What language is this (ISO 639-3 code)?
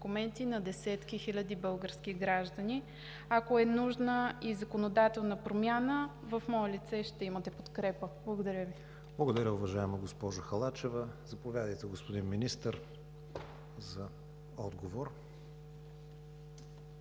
bul